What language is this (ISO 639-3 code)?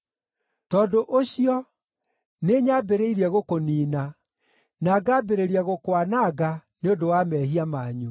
kik